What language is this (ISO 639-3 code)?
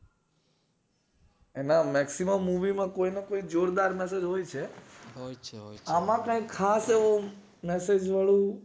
guj